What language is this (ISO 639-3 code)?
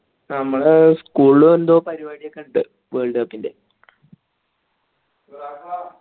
mal